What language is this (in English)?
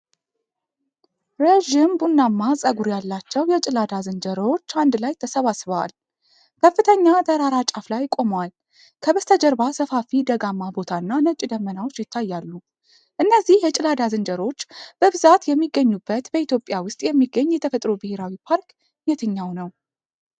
Amharic